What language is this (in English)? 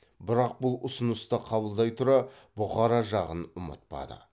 Kazakh